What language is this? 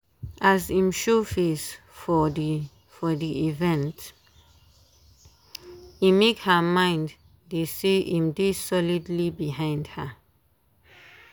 Nigerian Pidgin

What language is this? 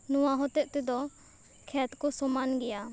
Santali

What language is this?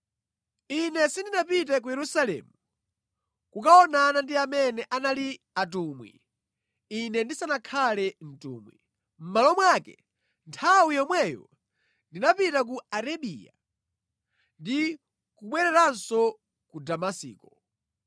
Nyanja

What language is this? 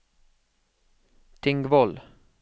Norwegian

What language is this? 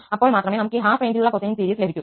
Malayalam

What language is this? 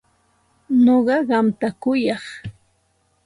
Santa Ana de Tusi Pasco Quechua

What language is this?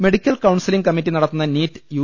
Malayalam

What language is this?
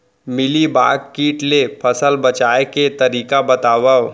Chhattisgarhi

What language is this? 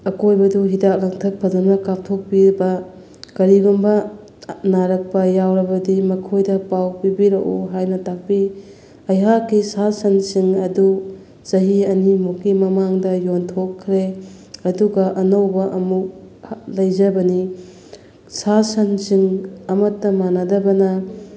Manipuri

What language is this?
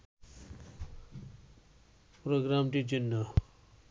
Bangla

